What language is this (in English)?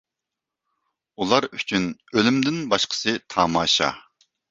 Uyghur